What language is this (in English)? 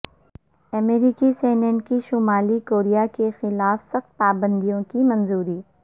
Urdu